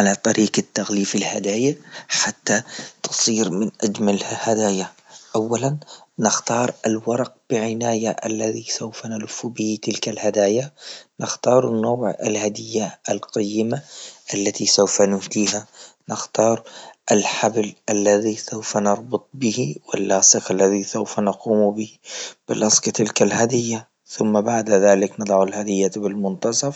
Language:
Libyan Arabic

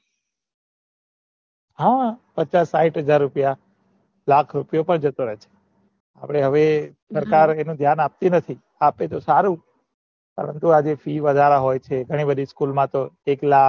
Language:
Gujarati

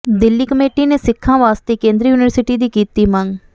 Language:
Punjabi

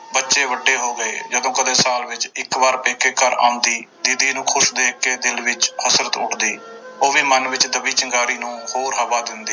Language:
Punjabi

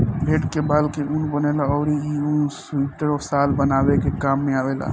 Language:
Bhojpuri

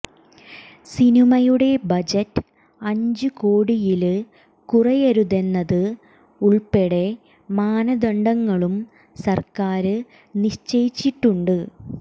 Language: Malayalam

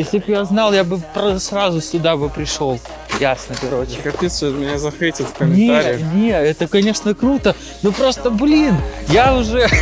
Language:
Russian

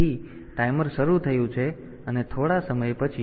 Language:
Gujarati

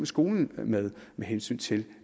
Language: Danish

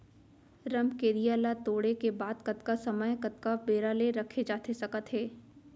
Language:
Chhattisgarhi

